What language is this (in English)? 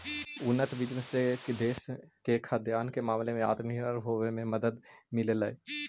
Magahi